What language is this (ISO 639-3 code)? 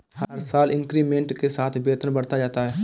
hin